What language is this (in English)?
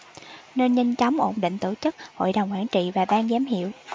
Vietnamese